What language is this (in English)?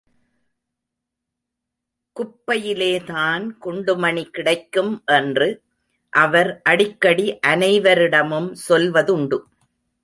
Tamil